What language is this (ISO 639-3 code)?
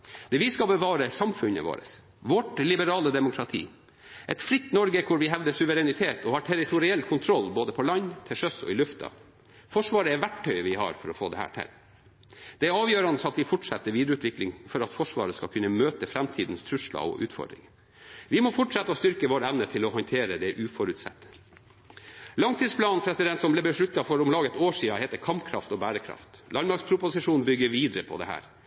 nob